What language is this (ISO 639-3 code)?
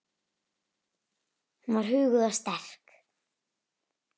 isl